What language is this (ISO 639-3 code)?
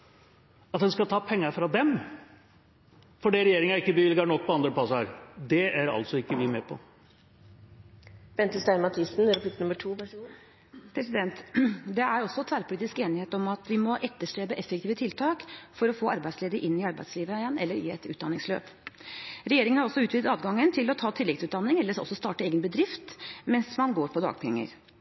nob